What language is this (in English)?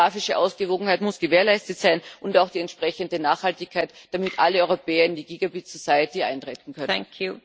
German